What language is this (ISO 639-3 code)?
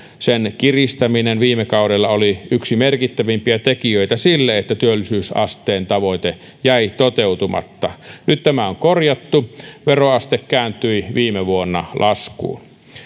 fin